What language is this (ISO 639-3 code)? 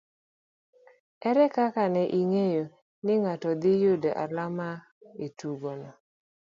luo